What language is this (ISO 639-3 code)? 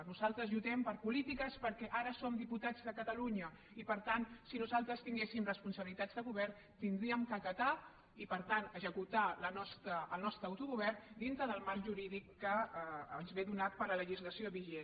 cat